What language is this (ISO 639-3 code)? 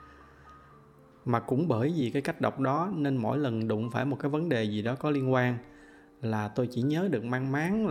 vie